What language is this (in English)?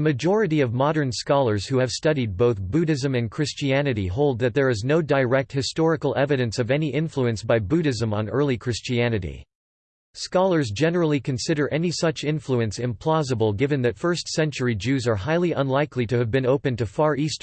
English